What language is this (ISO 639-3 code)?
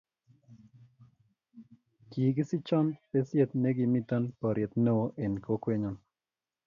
kln